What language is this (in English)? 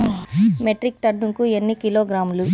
Telugu